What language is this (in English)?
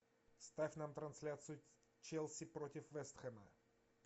Russian